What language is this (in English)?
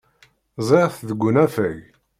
Kabyle